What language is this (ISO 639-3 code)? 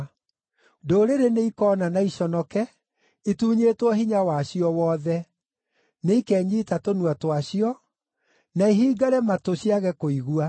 kik